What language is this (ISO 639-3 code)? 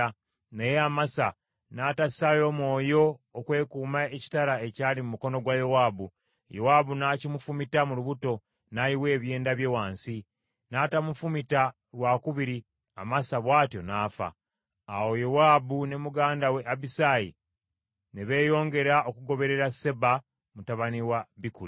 lug